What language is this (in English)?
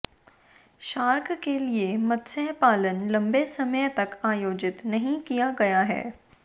Hindi